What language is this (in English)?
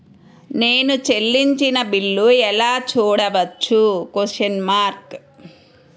Telugu